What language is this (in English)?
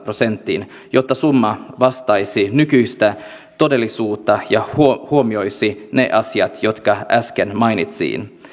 Finnish